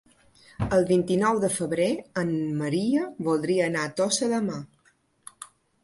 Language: Catalan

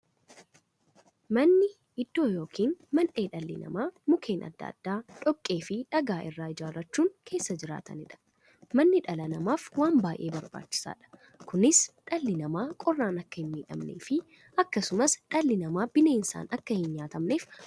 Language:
Oromo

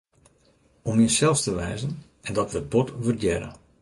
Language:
Western Frisian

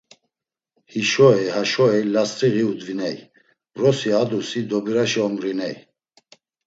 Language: Laz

